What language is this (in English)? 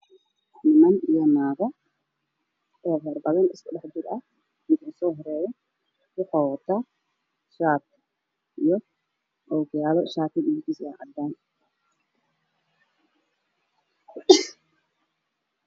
Somali